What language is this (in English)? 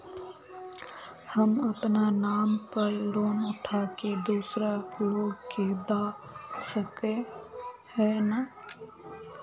Magahi